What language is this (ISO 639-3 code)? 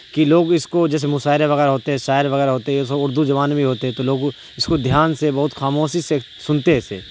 urd